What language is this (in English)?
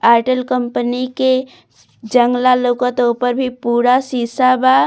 Bhojpuri